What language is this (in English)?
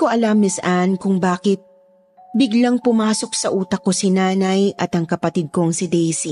Filipino